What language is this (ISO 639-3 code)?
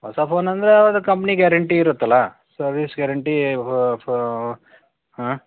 kan